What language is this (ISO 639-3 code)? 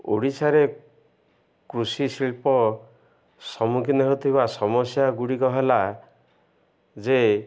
ori